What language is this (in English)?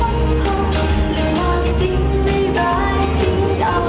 Thai